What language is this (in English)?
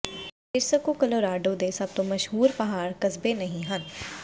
Punjabi